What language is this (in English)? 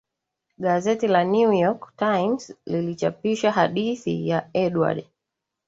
Swahili